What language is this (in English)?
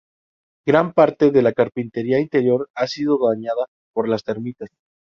Spanish